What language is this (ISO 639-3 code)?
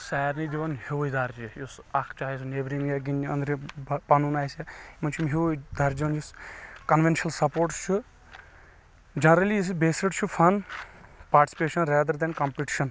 kas